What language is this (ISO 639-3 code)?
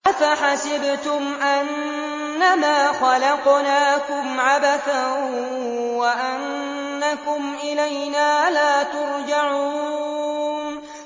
ara